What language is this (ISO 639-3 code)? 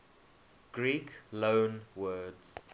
eng